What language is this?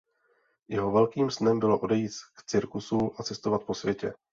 Czech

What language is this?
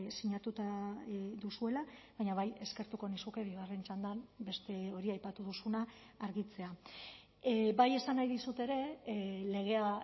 Basque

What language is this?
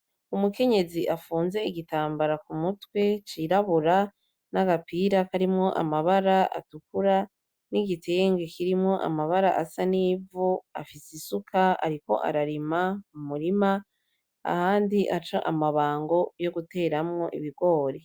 Rundi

